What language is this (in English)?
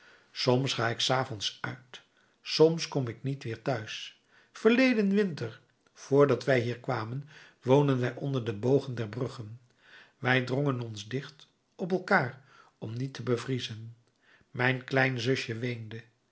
Dutch